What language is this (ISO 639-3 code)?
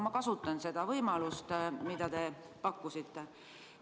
est